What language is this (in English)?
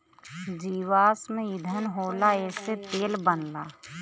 Bhojpuri